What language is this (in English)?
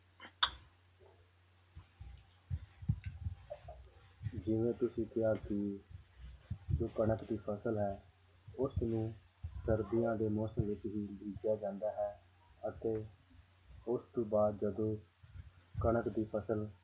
Punjabi